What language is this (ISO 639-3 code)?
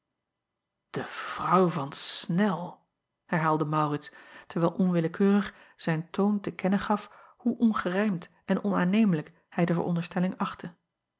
nld